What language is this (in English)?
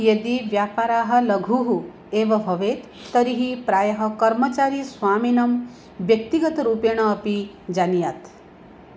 Sanskrit